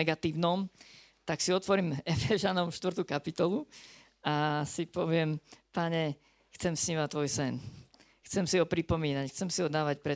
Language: Slovak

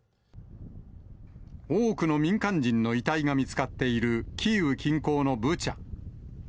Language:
Japanese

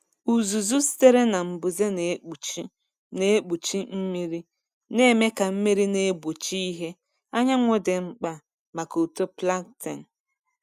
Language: Igbo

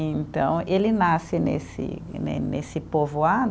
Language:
Portuguese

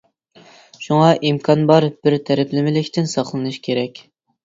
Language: Uyghur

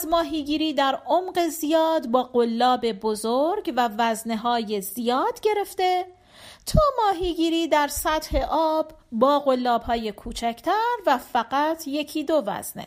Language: Persian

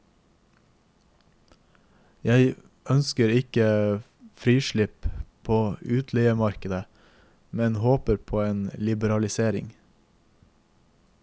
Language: Norwegian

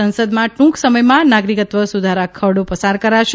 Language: Gujarati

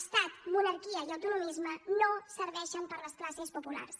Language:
Catalan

